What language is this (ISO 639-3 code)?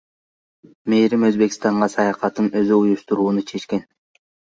kir